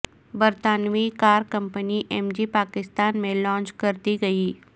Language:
Urdu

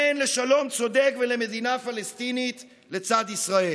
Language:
Hebrew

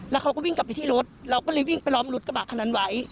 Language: Thai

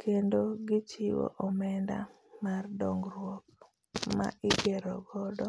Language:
Luo (Kenya and Tanzania)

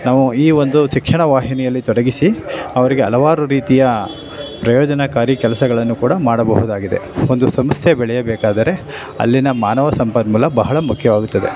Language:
Kannada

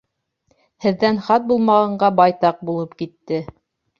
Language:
Bashkir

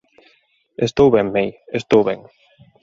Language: Galician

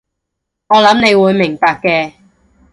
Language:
Cantonese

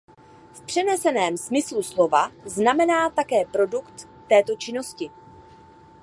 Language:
Czech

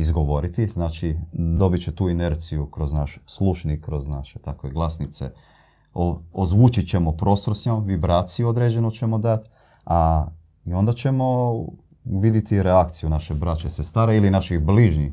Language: Croatian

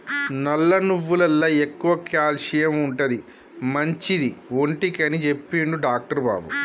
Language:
Telugu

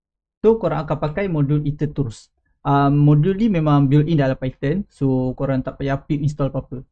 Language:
Malay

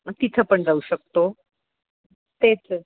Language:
Marathi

